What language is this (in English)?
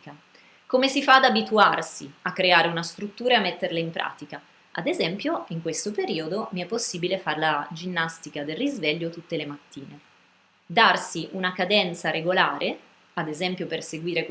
Italian